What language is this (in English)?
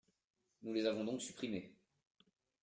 French